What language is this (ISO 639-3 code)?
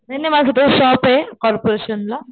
mar